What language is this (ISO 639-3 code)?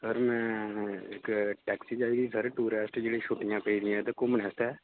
doi